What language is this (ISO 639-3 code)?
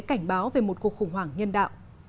vie